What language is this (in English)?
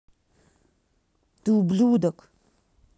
Russian